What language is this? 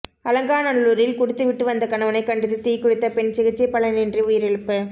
Tamil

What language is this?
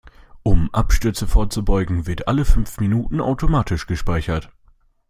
German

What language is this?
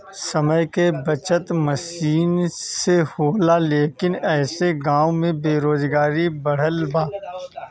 Bhojpuri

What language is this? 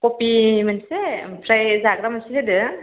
Bodo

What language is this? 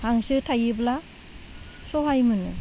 Bodo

